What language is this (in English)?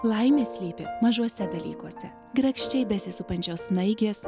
Lithuanian